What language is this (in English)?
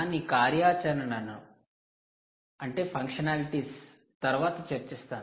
Telugu